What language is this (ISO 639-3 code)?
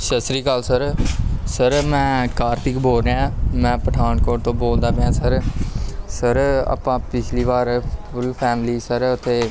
pan